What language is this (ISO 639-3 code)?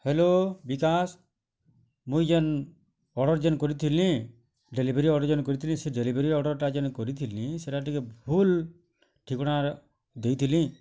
ori